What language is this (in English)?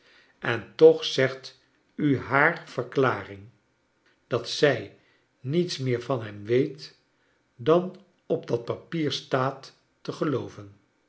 Dutch